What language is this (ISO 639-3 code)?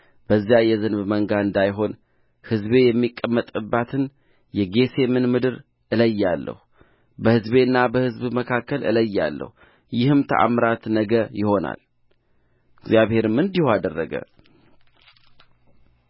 amh